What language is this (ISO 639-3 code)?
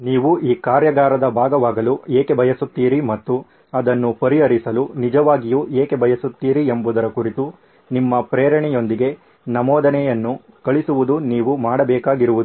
kan